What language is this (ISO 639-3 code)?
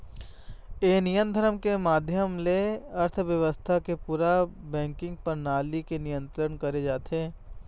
hne